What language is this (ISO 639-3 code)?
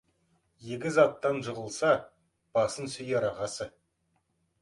kaz